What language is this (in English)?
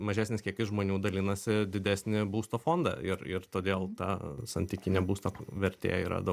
Lithuanian